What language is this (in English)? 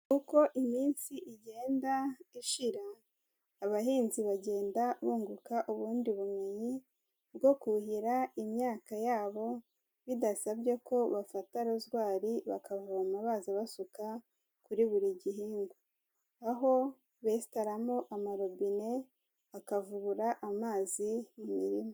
Kinyarwanda